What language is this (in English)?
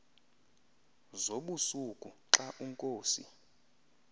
Xhosa